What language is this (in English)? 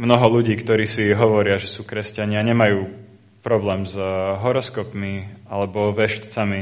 Slovak